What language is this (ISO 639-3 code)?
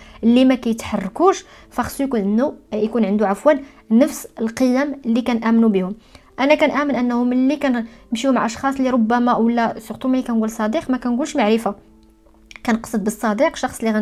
ara